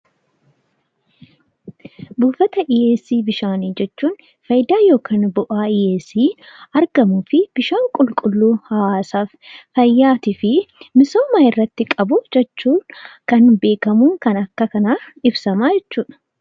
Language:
Oromo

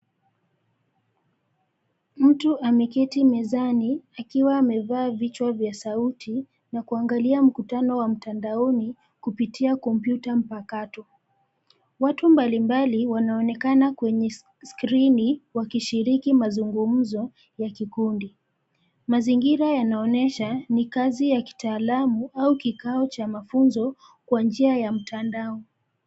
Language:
Swahili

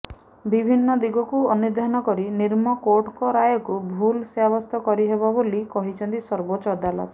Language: Odia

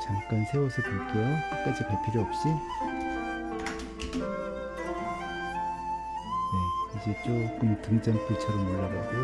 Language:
Korean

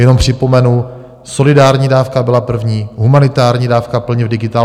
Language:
Czech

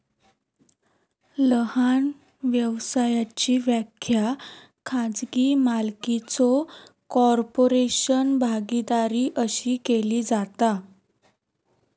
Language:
Marathi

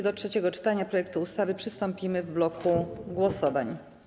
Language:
Polish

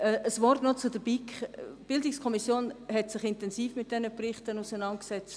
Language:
Swiss German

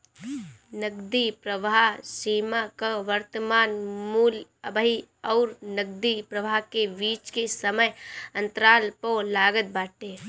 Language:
Bhojpuri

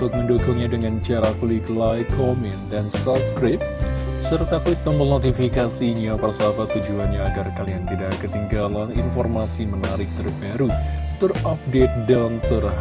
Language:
Indonesian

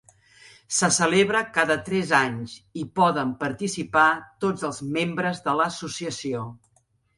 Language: Catalan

